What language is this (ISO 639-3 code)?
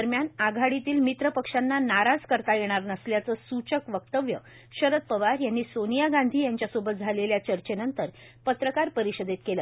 mar